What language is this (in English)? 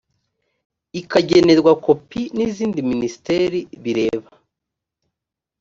Kinyarwanda